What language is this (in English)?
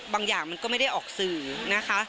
Thai